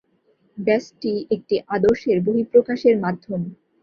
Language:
Bangla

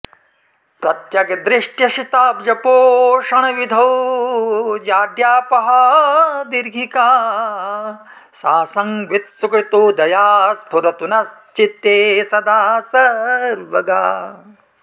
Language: Sanskrit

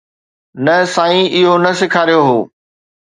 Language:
Sindhi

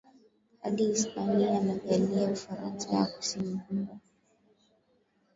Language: Swahili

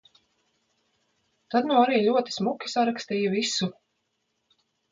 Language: Latvian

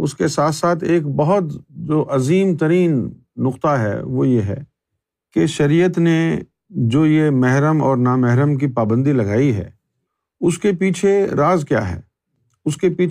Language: Urdu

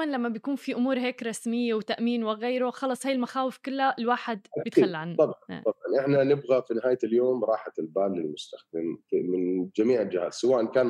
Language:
Arabic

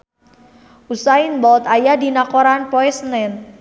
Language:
Sundanese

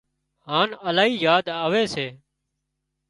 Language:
Wadiyara Koli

